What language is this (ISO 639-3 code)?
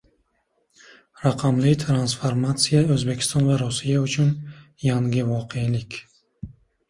uzb